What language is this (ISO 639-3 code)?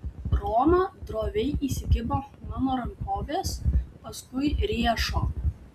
lit